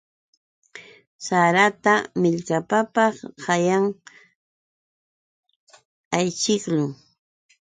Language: Yauyos Quechua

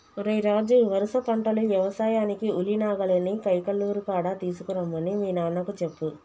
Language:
Telugu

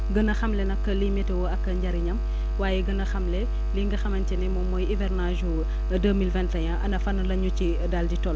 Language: Wolof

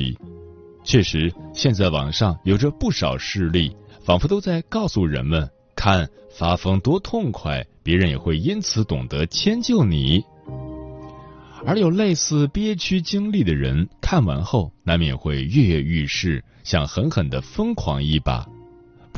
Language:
Chinese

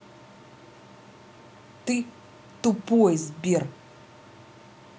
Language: Russian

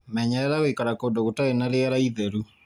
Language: Kikuyu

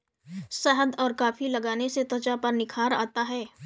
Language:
Hindi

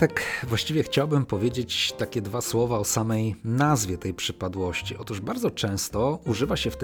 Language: Polish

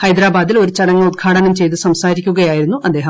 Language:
Malayalam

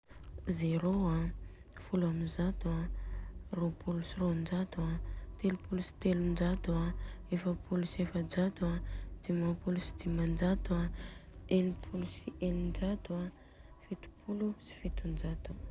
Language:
Southern Betsimisaraka Malagasy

